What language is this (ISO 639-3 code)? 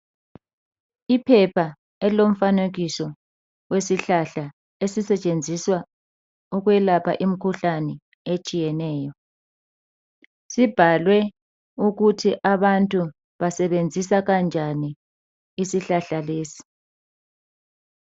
nde